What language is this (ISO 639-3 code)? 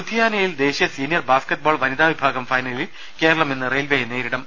mal